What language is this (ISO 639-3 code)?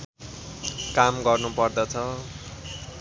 nep